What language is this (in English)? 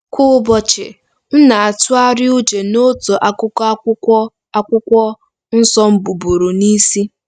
Igbo